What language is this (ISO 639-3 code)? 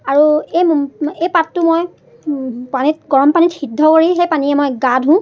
asm